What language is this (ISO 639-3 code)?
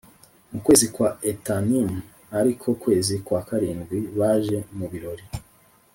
kin